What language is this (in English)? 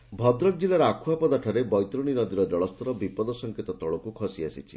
Odia